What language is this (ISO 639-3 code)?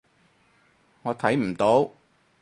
yue